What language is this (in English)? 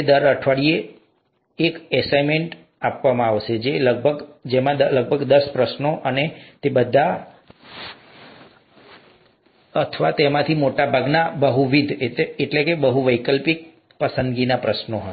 Gujarati